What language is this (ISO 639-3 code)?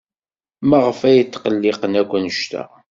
kab